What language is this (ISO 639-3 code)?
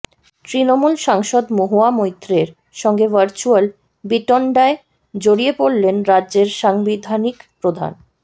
ben